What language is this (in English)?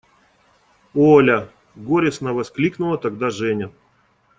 Russian